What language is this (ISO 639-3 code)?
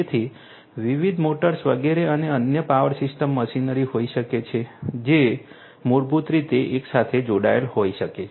guj